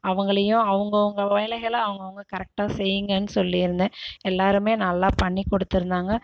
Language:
Tamil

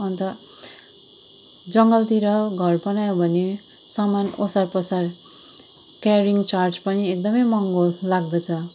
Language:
Nepali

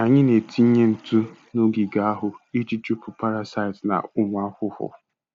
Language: Igbo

